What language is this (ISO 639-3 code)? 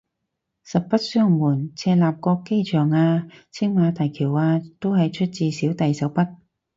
yue